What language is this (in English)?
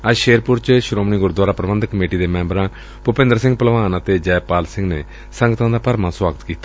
Punjabi